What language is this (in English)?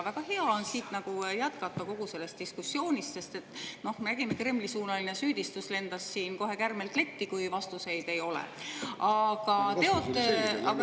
Estonian